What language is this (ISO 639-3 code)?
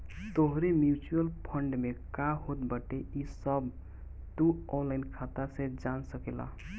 bho